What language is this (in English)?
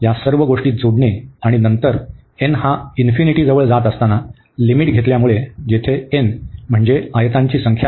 Marathi